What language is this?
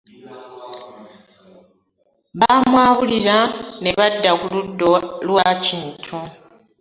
Ganda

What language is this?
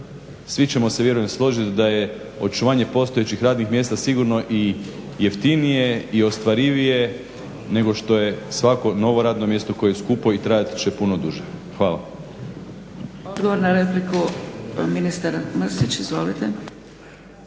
Croatian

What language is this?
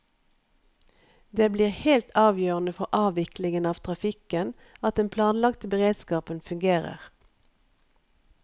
Norwegian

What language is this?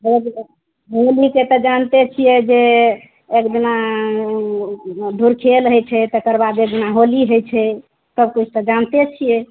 Maithili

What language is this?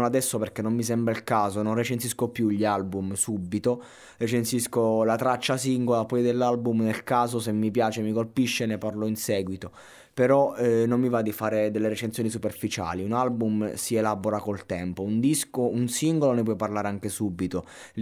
Italian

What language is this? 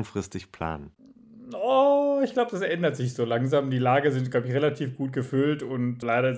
German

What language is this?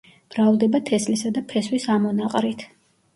Georgian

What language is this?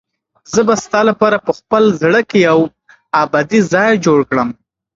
Pashto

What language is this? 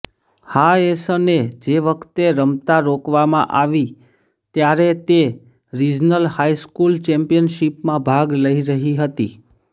Gujarati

